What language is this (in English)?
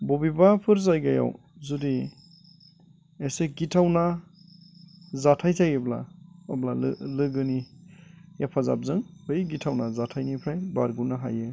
Bodo